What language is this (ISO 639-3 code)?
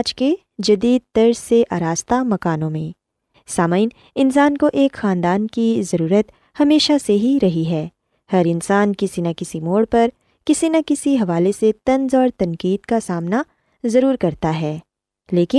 urd